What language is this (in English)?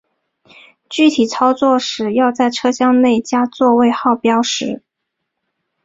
Chinese